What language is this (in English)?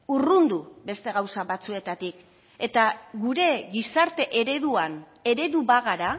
Basque